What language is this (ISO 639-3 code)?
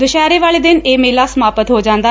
pan